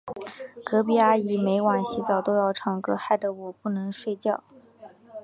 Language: Chinese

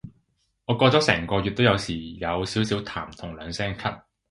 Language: Cantonese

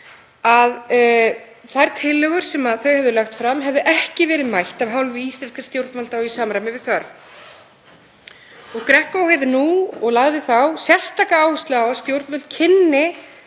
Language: Icelandic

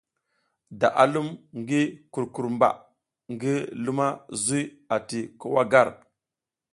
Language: South Giziga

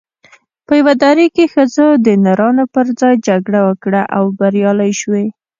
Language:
Pashto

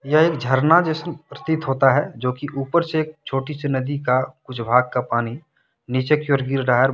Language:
Hindi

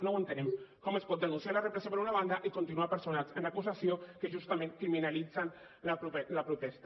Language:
Catalan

